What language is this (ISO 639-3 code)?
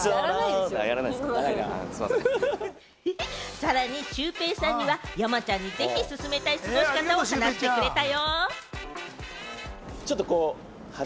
jpn